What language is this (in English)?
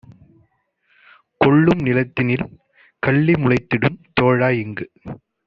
Tamil